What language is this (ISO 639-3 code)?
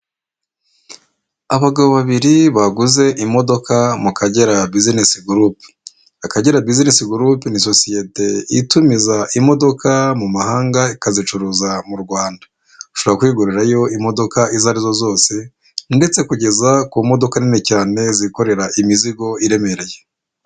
kin